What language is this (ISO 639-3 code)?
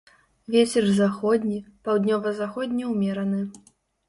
bel